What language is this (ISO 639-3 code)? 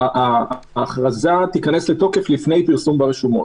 heb